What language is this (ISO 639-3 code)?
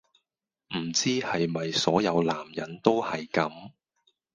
yue